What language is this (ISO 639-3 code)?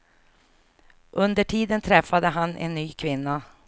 swe